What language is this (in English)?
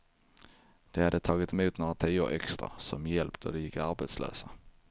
Swedish